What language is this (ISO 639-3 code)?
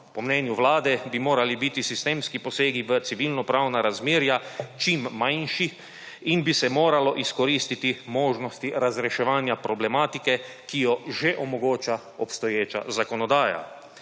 slv